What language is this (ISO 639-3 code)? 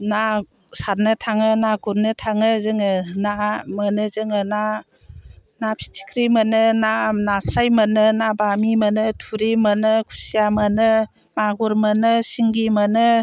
brx